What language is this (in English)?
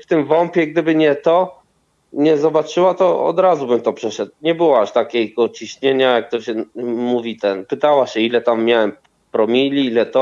Polish